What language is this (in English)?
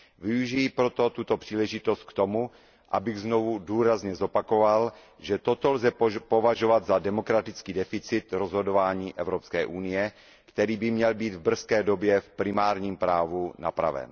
Czech